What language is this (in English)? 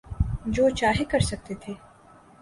Urdu